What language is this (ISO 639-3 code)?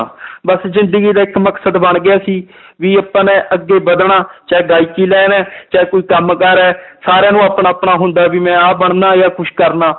pan